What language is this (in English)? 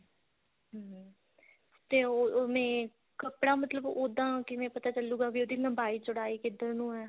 Punjabi